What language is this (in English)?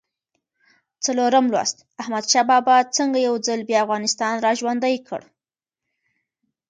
Pashto